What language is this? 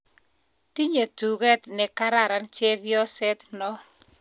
Kalenjin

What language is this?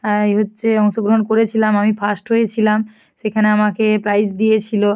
Bangla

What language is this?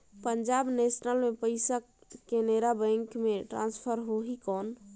Chhattisgarhi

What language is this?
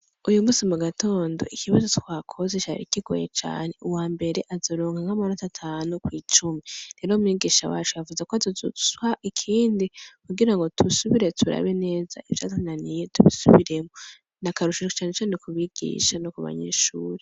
Rundi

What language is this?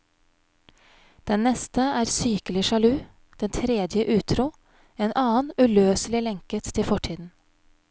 Norwegian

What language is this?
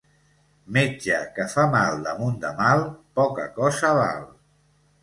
Catalan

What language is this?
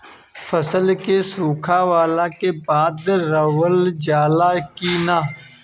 Bhojpuri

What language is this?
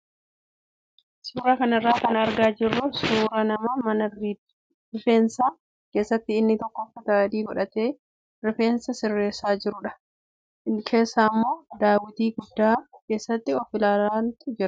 Oromo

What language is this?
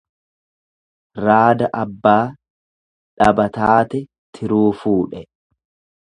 Oromo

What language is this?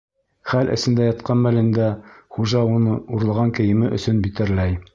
Bashkir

